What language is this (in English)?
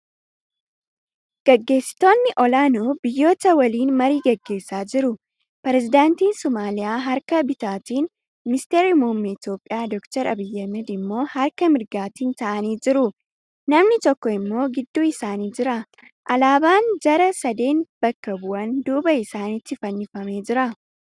Oromo